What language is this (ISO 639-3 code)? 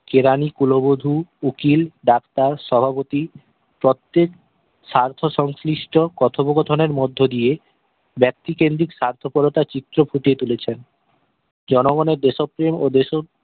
ben